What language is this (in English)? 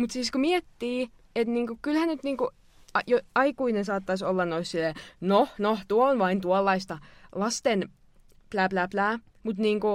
Finnish